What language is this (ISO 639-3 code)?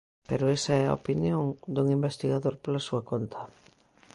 glg